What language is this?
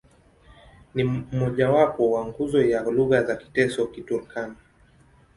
Swahili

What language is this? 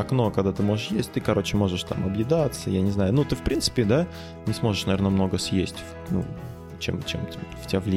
Russian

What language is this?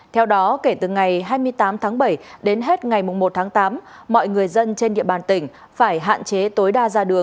Vietnamese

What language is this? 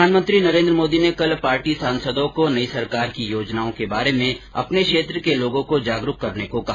Hindi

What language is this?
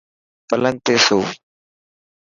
Dhatki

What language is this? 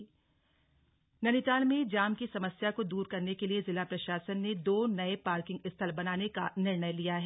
Hindi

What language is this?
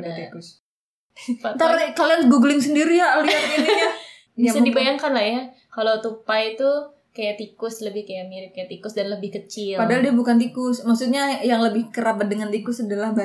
Indonesian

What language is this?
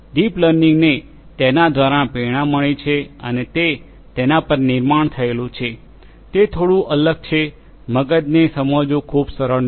Gujarati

